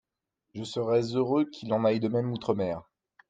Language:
French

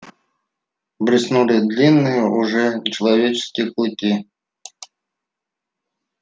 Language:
Russian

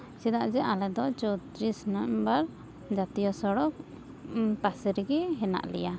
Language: Santali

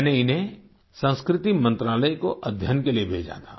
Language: Hindi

